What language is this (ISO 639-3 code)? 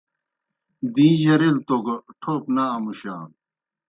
plk